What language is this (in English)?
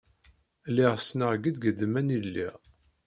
Kabyle